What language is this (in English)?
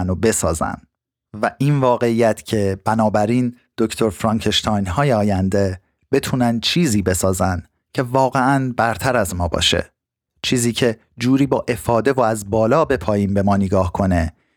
Persian